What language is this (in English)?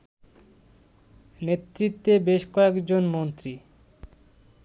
Bangla